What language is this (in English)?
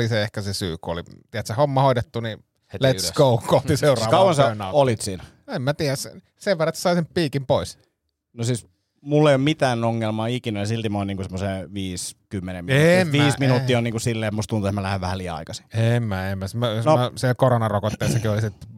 Finnish